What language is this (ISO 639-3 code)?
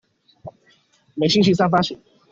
zho